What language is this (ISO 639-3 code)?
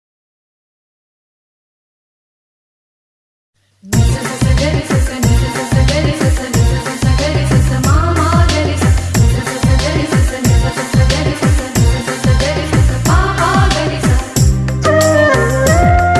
tel